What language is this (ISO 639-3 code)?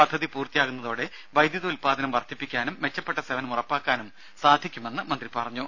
mal